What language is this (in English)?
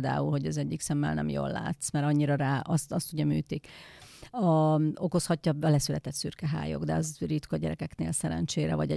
Hungarian